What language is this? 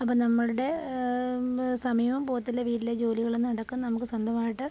Malayalam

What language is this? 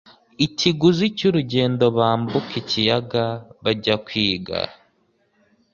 Kinyarwanda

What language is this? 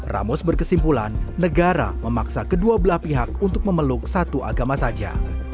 Indonesian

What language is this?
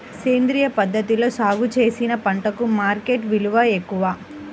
Telugu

